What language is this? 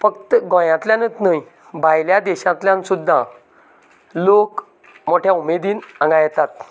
Konkani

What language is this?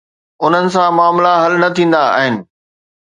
Sindhi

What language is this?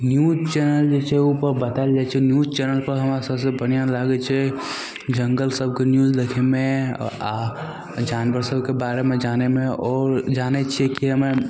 Maithili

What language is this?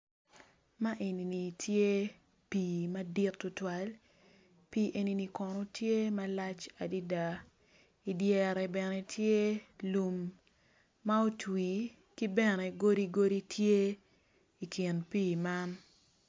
Acoli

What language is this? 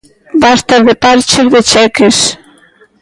Galician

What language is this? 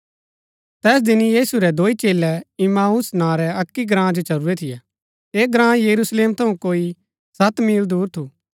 Gaddi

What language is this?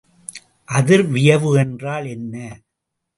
Tamil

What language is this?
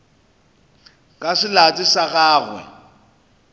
Northern Sotho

